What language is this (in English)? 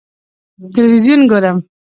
Pashto